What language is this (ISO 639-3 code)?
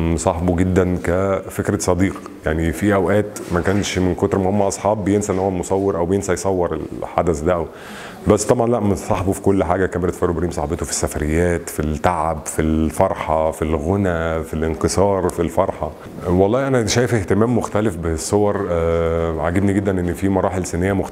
ara